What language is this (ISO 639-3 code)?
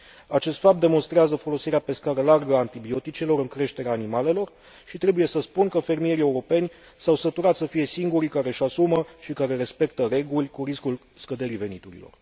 ron